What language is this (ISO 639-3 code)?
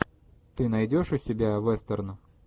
rus